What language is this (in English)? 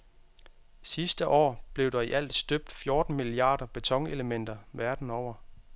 Danish